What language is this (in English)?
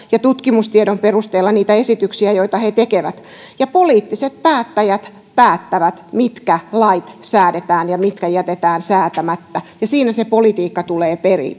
Finnish